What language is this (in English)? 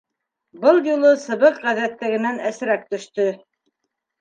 Bashkir